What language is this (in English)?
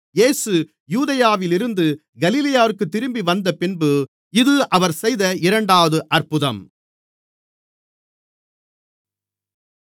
Tamil